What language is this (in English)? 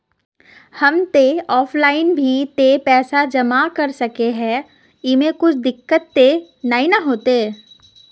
Magahi